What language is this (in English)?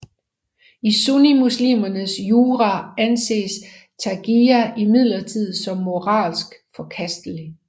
Danish